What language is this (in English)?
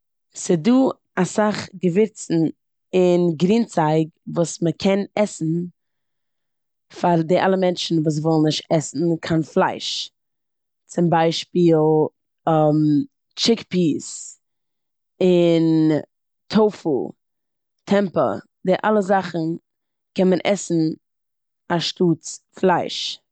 Yiddish